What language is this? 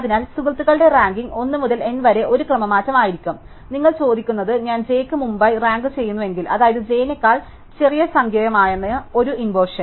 Malayalam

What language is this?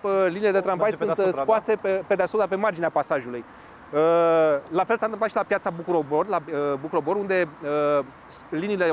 Romanian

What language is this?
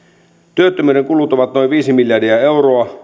Finnish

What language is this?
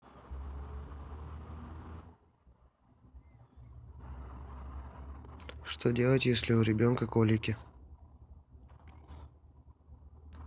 Russian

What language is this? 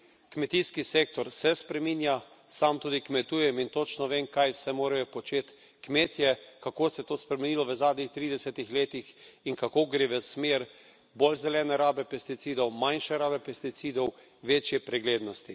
Slovenian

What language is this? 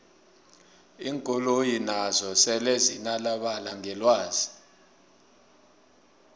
South Ndebele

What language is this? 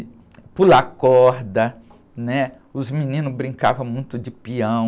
Portuguese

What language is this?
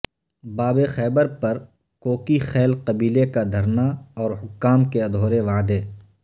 Urdu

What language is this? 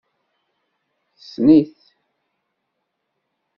Kabyle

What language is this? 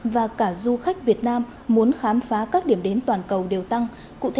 Vietnamese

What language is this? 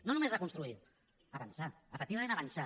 Catalan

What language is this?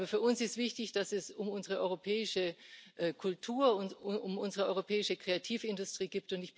German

